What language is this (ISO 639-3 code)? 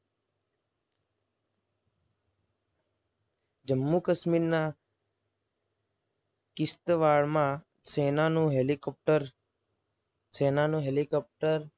guj